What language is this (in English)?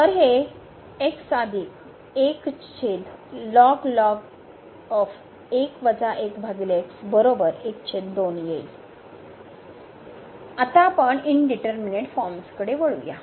Marathi